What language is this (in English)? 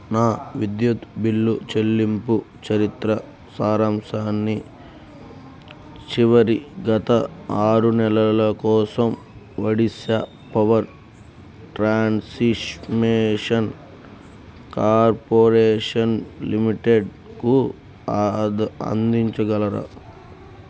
Telugu